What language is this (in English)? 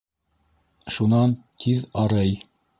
Bashkir